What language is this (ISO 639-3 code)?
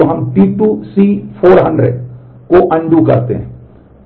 hin